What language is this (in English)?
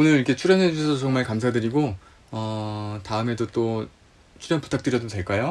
Korean